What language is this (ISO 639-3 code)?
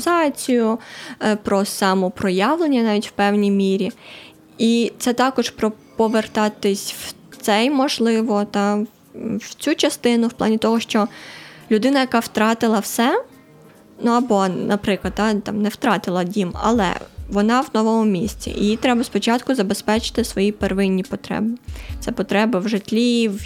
ukr